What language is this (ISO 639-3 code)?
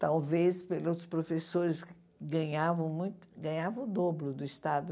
por